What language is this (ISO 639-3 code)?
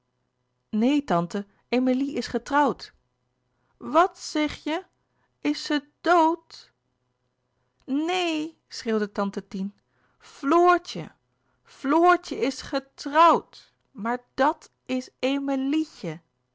nld